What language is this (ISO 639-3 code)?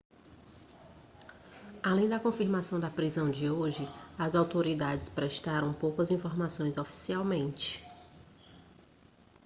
por